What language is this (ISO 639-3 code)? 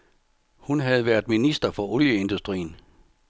dan